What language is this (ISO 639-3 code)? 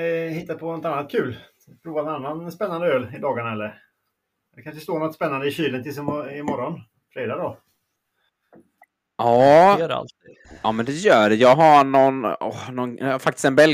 swe